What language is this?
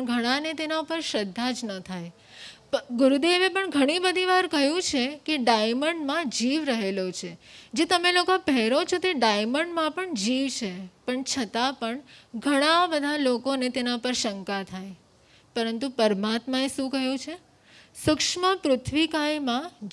Hindi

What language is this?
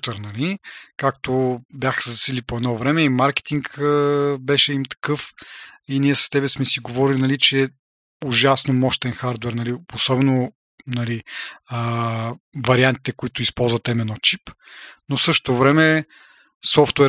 Bulgarian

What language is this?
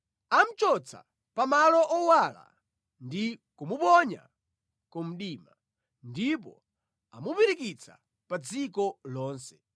Nyanja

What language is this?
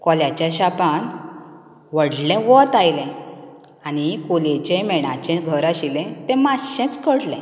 Konkani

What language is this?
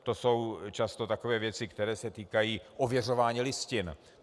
Czech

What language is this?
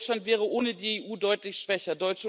German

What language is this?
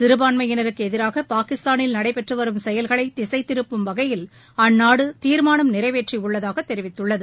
Tamil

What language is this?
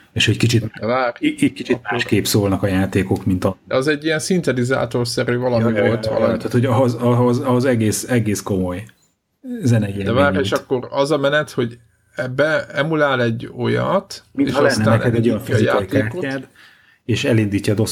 Hungarian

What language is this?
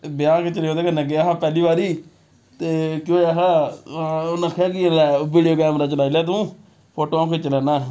Dogri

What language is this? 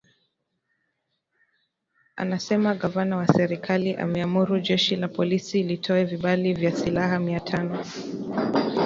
Swahili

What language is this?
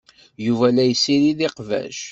Kabyle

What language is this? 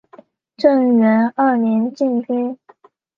Chinese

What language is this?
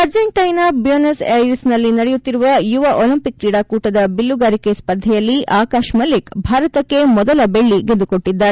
Kannada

